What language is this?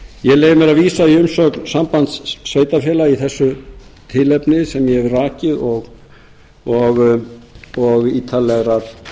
Icelandic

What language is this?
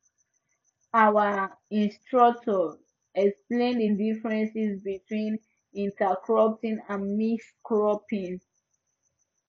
Nigerian Pidgin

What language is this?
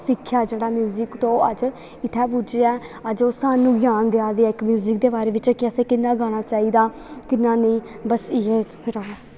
Dogri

